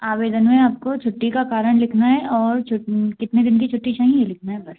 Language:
Hindi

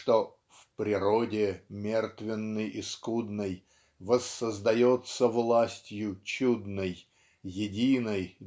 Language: Russian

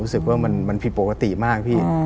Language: Thai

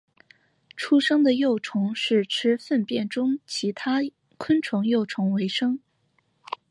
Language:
Chinese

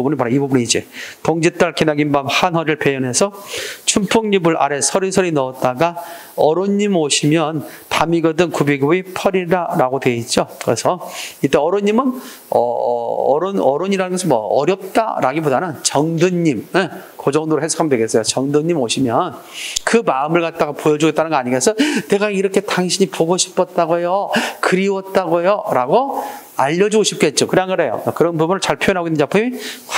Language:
Korean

